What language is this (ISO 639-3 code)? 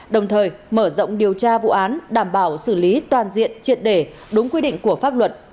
vie